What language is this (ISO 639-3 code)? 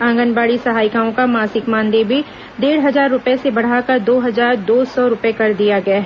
hin